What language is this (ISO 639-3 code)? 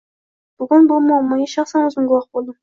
uzb